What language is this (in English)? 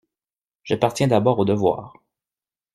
French